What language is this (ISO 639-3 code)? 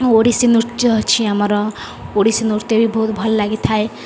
ori